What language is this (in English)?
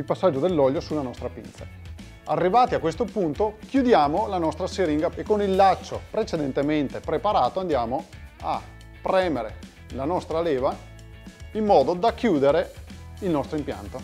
Italian